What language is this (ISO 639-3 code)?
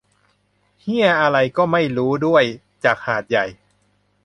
tha